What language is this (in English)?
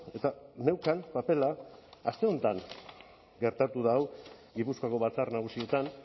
Basque